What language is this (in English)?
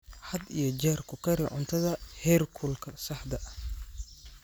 Somali